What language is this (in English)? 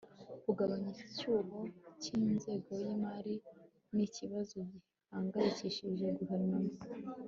Kinyarwanda